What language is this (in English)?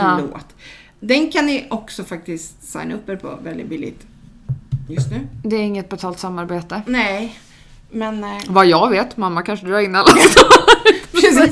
Swedish